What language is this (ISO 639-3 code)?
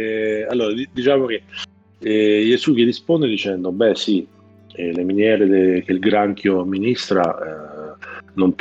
ita